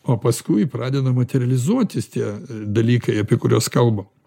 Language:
Lithuanian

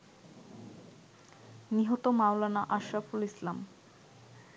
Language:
Bangla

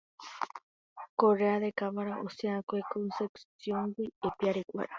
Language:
Guarani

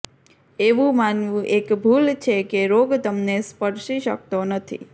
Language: Gujarati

